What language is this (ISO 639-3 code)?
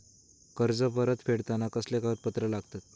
mar